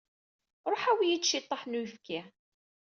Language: Kabyle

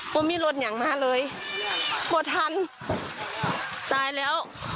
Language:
Thai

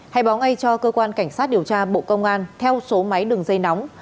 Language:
Vietnamese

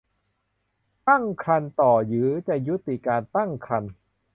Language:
Thai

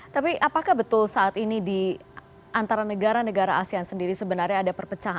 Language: Indonesian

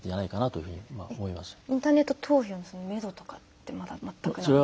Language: Japanese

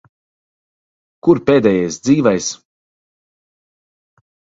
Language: Latvian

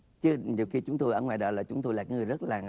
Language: Vietnamese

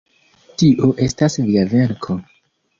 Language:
Esperanto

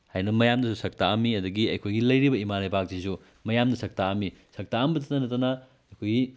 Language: Manipuri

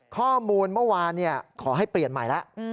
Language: Thai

